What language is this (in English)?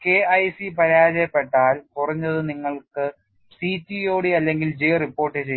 Malayalam